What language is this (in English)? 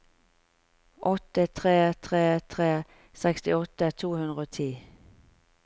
Norwegian